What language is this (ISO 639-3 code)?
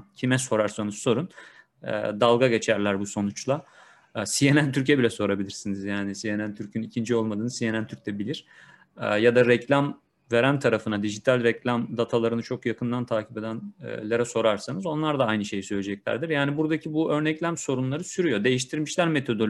tur